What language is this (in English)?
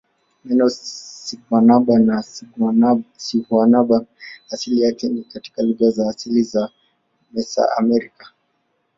Swahili